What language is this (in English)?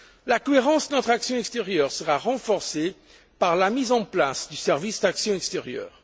French